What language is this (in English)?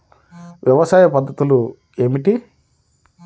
Telugu